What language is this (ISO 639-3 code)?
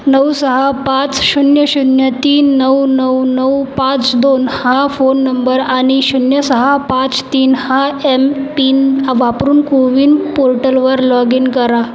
mar